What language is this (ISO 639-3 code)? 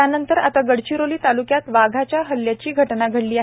mar